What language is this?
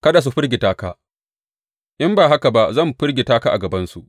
Hausa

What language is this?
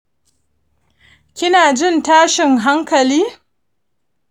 Hausa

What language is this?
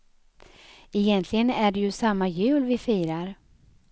Swedish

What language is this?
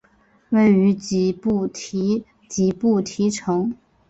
Chinese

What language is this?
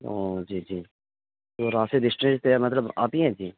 Urdu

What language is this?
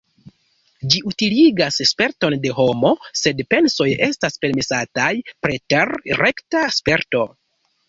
Esperanto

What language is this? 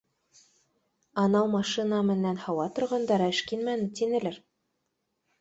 Bashkir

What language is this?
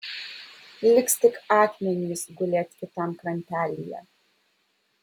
Lithuanian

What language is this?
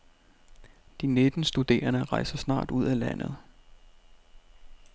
Danish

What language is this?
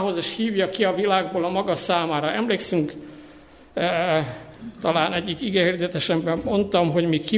Hungarian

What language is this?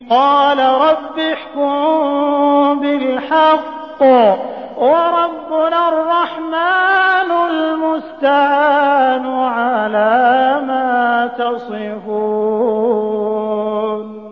Arabic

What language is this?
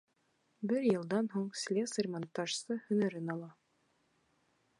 Bashkir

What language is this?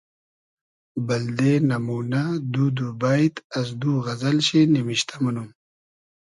Hazaragi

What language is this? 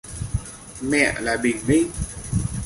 Vietnamese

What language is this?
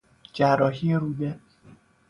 Persian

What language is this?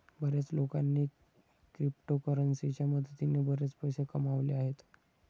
Marathi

